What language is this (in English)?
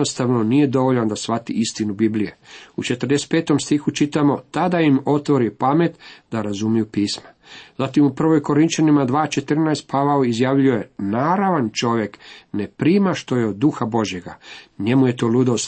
Croatian